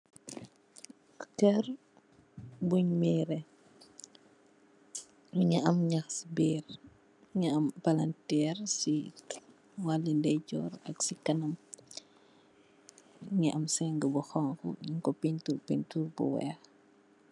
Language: Wolof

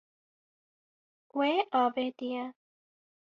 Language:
Kurdish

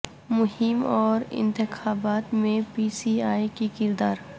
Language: Urdu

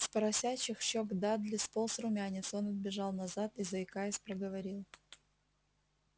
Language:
Russian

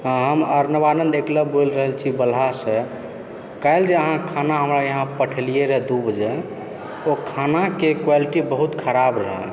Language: Maithili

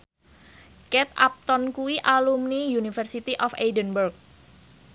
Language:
Javanese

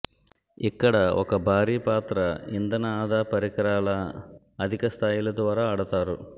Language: Telugu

